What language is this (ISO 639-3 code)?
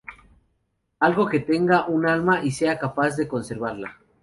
spa